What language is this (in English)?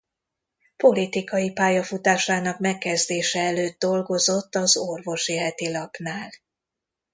Hungarian